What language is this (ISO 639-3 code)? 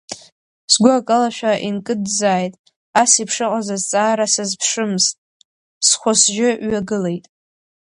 abk